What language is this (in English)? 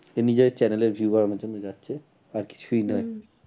Bangla